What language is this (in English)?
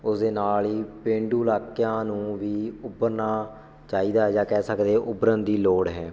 Punjabi